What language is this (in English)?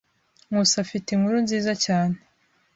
Kinyarwanda